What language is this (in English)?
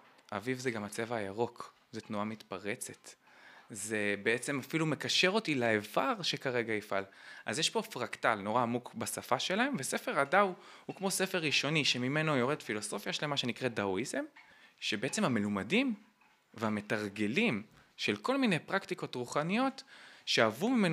Hebrew